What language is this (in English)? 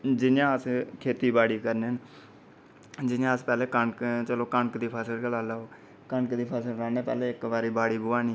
Dogri